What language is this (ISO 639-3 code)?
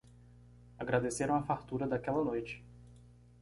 por